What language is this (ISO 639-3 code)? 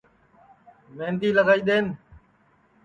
ssi